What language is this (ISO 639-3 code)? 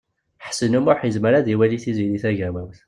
kab